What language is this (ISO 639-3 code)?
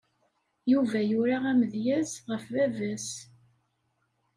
kab